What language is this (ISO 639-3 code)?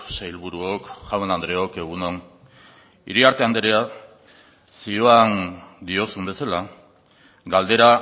eus